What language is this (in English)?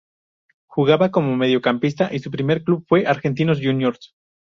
Spanish